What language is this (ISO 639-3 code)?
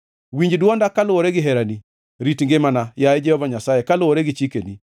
luo